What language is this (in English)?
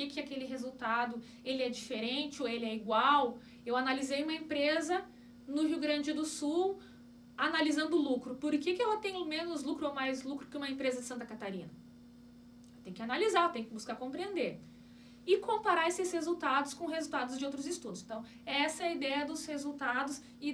Portuguese